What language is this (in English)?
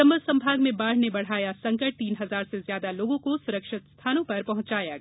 Hindi